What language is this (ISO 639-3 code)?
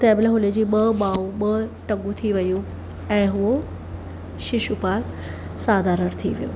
snd